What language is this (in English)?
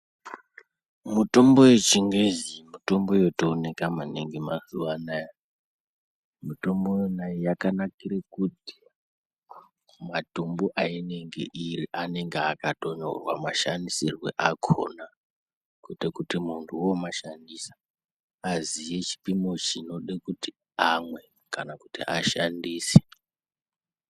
Ndau